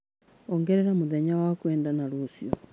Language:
Kikuyu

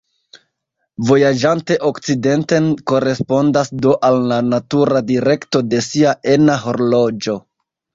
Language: Esperanto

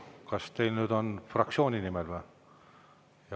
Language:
Estonian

